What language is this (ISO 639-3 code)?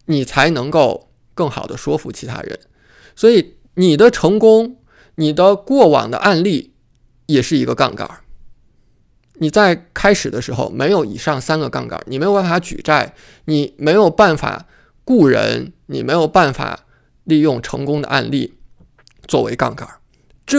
zho